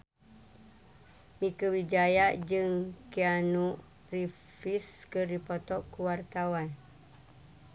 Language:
Sundanese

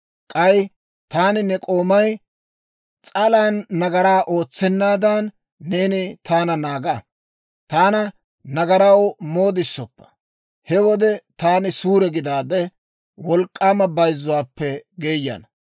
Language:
Dawro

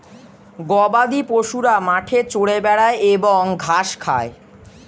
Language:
Bangla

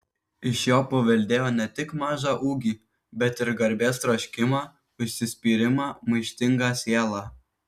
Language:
Lithuanian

